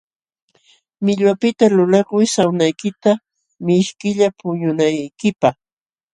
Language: Jauja Wanca Quechua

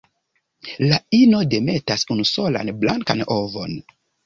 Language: Esperanto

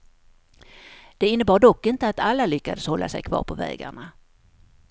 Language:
Swedish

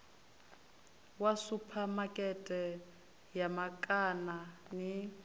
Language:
Venda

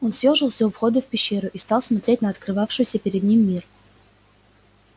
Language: Russian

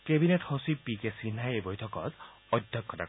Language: Assamese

